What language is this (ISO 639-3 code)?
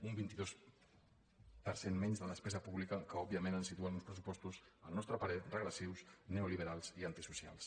cat